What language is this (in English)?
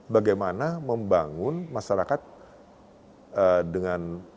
Indonesian